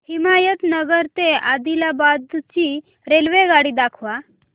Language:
Marathi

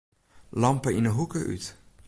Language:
Western Frisian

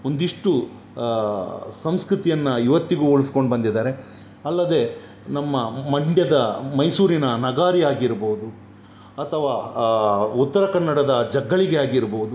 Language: Kannada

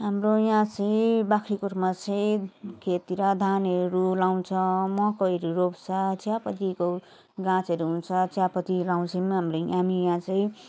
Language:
Nepali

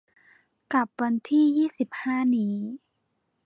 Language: Thai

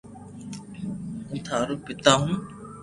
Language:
Loarki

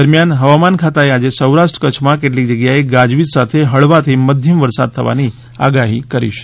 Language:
Gujarati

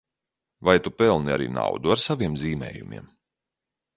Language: Latvian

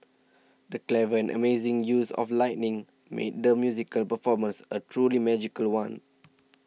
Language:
English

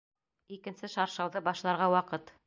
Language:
Bashkir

